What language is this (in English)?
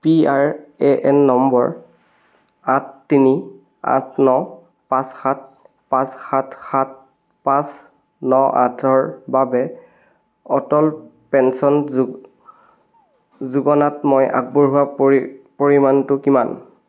Assamese